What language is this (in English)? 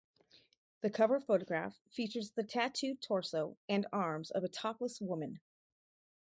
English